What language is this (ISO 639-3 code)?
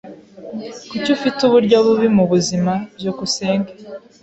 kin